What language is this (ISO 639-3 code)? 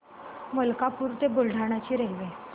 mar